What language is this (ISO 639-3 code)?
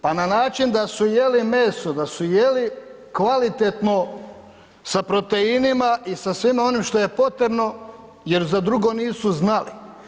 hrv